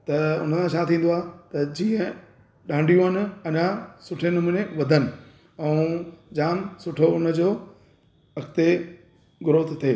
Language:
Sindhi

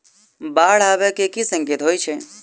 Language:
Maithili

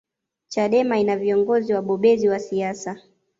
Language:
Swahili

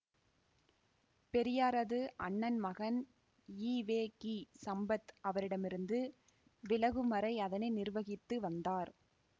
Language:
Tamil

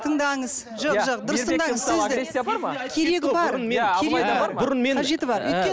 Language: Kazakh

